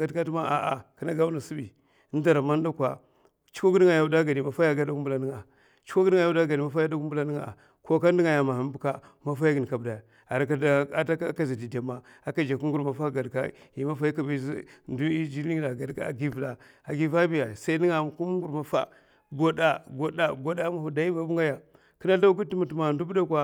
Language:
Mafa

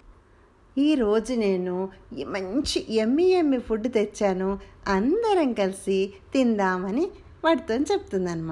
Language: Telugu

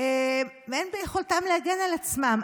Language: Hebrew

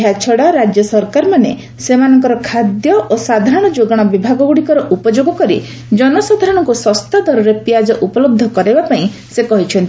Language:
Odia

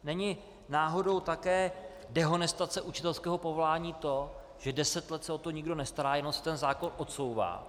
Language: Czech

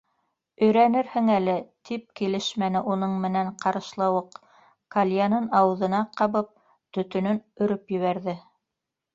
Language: Bashkir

